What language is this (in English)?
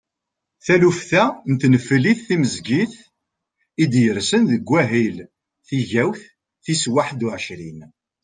Kabyle